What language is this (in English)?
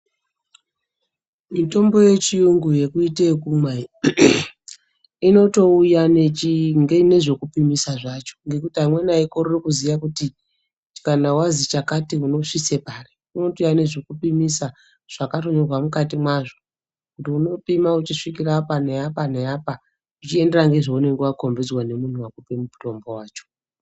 Ndau